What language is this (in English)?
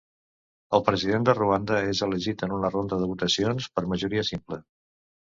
Catalan